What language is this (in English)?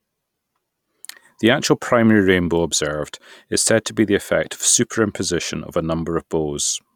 English